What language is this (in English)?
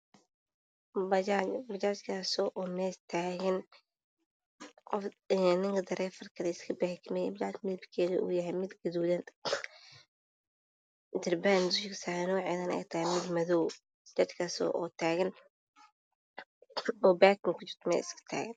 Somali